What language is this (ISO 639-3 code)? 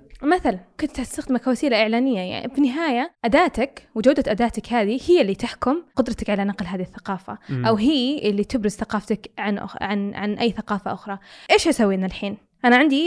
ara